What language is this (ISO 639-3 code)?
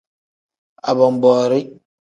kdh